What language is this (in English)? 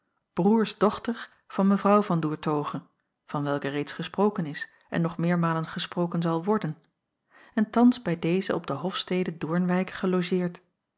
Dutch